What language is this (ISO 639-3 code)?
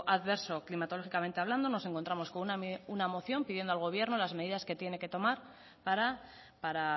spa